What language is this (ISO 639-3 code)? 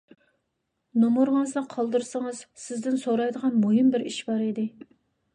uig